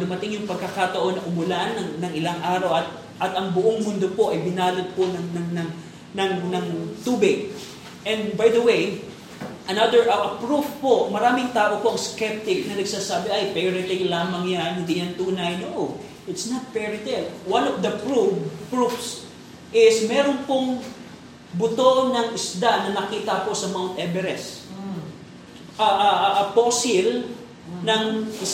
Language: Filipino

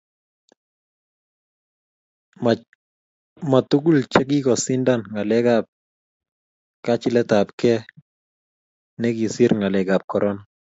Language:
Kalenjin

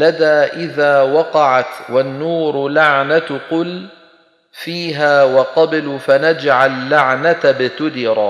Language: Arabic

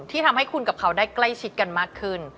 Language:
Thai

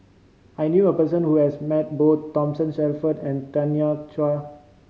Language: English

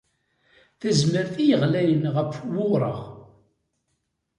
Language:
Kabyle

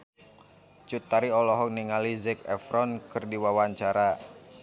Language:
Sundanese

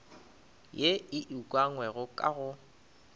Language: Northern Sotho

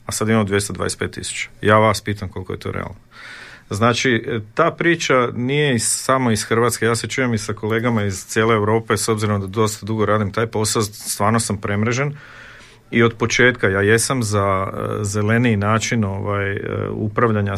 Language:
Croatian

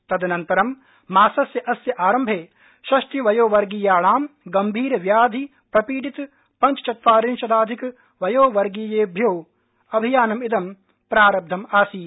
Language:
Sanskrit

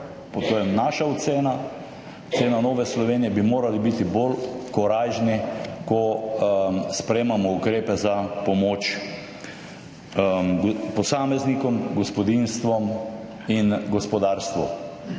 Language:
Slovenian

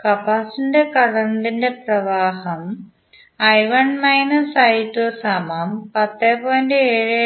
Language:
Malayalam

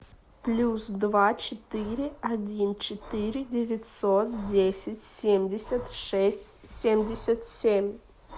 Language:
Russian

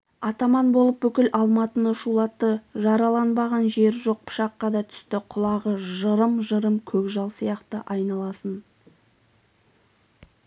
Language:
Kazakh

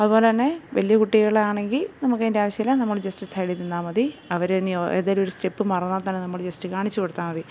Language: Malayalam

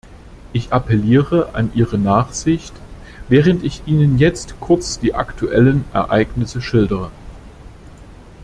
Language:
German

